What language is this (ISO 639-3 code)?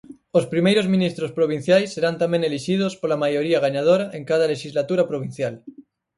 glg